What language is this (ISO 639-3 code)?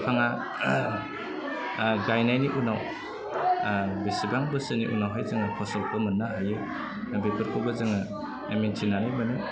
brx